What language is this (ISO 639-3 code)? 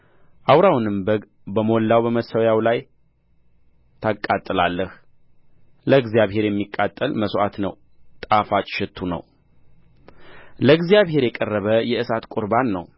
amh